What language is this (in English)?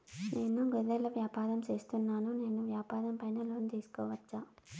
Telugu